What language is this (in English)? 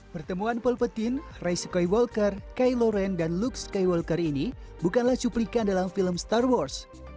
Indonesian